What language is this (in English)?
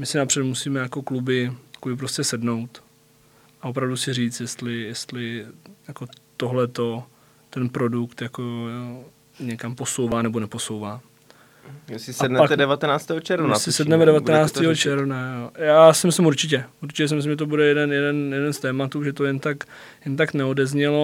Czech